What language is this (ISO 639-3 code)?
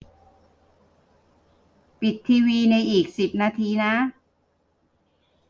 tha